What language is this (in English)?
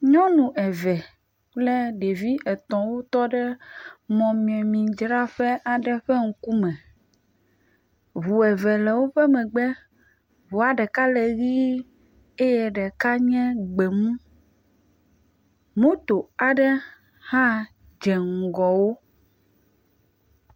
Ewe